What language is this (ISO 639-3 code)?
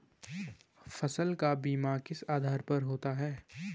hin